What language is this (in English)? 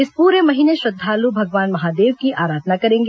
Hindi